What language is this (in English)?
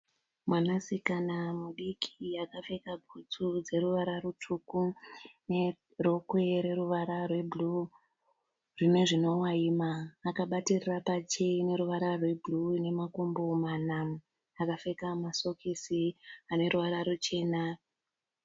Shona